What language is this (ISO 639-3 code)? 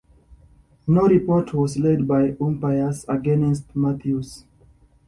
eng